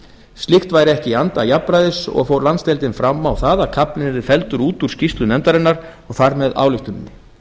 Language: Icelandic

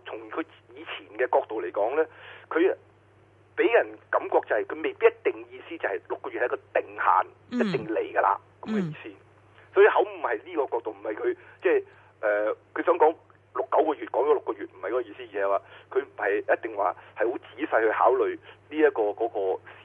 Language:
Chinese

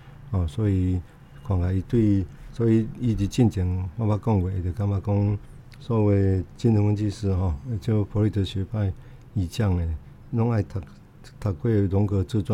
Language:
Chinese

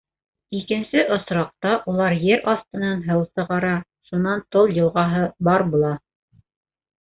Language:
Bashkir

